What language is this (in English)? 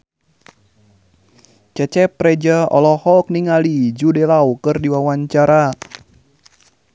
Sundanese